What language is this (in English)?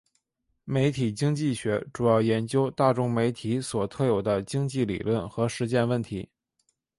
Chinese